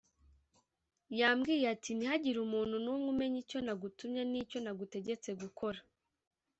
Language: Kinyarwanda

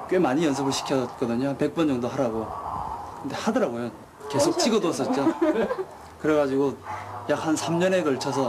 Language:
Korean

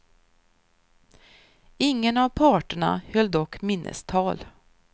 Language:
Swedish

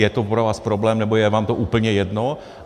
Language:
Czech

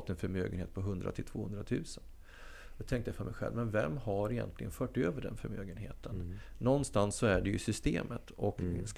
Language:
Swedish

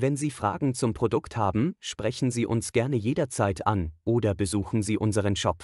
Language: German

